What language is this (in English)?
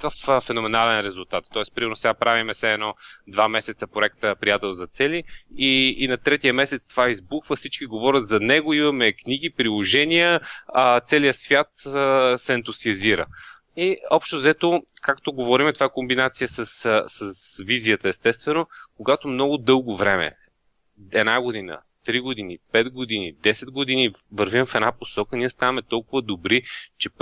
Bulgarian